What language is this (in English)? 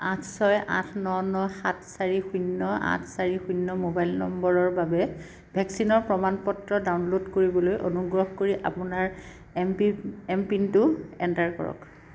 Assamese